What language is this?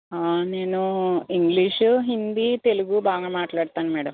Telugu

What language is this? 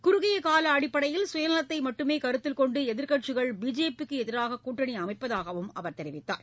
Tamil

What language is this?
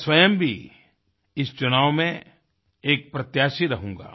Hindi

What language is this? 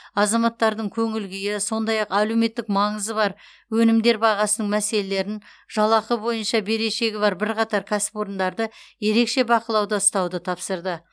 Kazakh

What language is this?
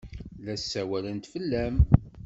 Kabyle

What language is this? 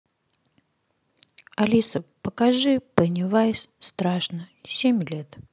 Russian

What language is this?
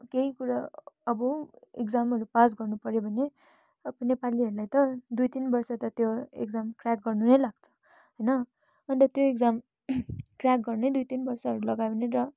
Nepali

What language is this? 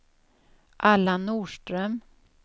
Swedish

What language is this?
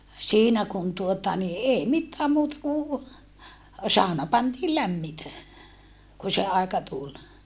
Finnish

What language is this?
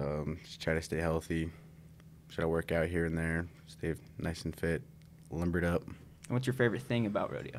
English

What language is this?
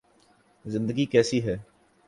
Urdu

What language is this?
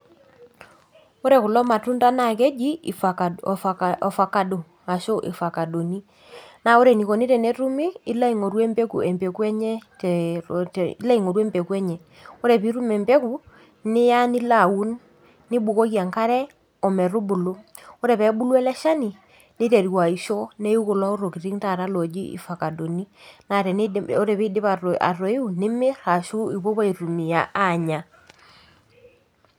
Masai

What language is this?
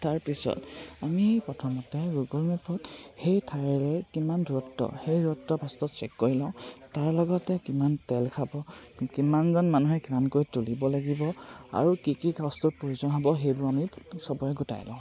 Assamese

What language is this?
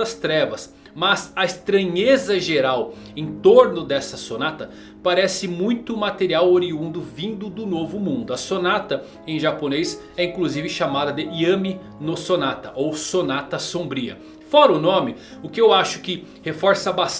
Portuguese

